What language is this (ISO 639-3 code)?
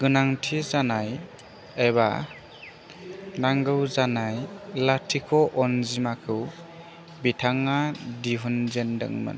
brx